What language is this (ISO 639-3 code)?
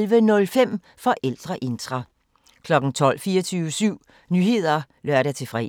dan